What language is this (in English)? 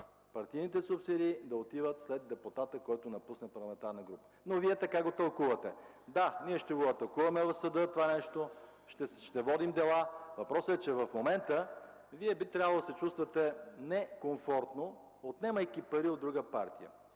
Bulgarian